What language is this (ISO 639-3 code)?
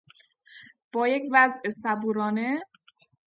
fas